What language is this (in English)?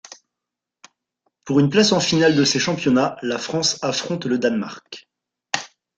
French